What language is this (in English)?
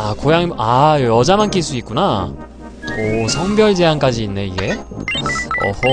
Korean